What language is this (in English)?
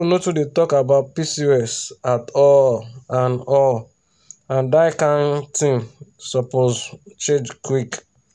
Nigerian Pidgin